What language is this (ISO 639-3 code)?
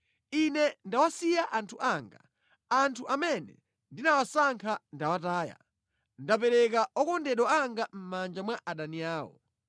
nya